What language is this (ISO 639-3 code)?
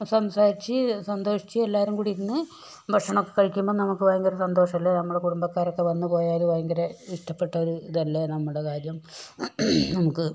mal